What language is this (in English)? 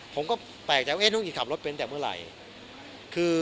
Thai